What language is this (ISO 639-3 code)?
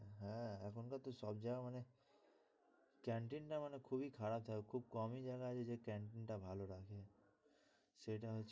ben